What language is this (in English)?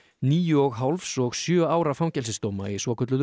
Icelandic